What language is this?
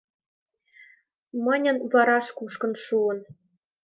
Mari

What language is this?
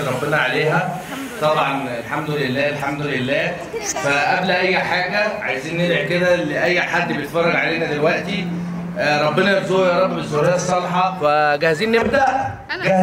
Arabic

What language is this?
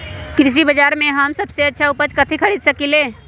Magahi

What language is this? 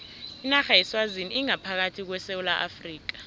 South Ndebele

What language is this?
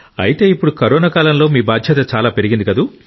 Telugu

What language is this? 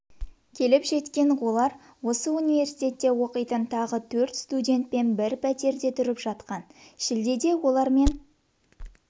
Kazakh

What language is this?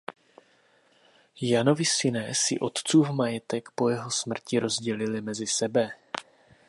Czech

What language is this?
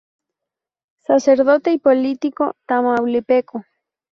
Spanish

